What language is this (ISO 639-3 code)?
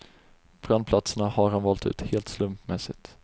swe